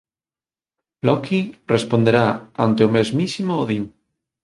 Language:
Galician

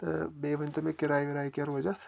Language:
Kashmiri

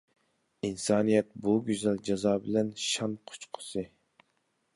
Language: Uyghur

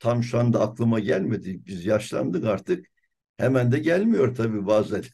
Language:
Turkish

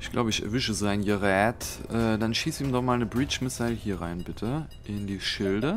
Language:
German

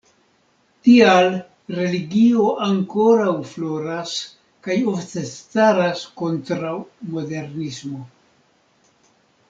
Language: Esperanto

